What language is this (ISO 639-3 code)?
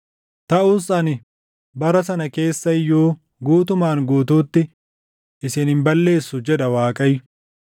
orm